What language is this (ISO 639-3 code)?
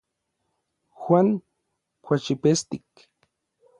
nlv